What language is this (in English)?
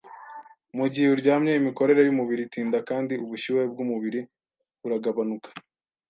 Kinyarwanda